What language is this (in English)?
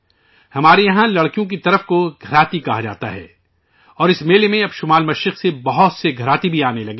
Urdu